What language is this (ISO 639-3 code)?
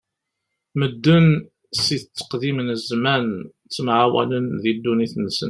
kab